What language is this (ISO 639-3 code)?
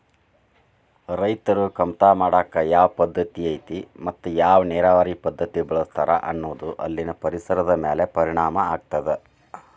kan